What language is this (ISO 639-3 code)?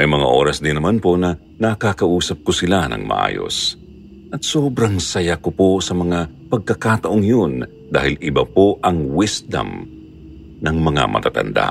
fil